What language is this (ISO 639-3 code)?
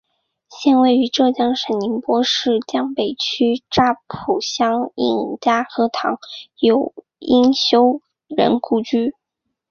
zho